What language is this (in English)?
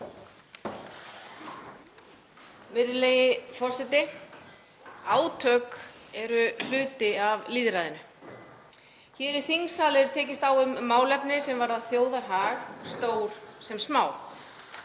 Icelandic